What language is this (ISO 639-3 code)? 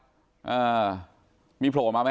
tha